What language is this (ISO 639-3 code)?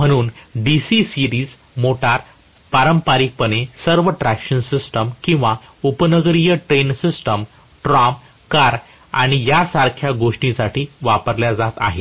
mar